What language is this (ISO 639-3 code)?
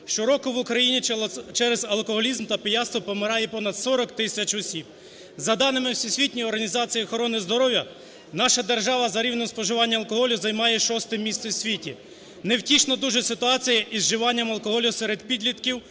ukr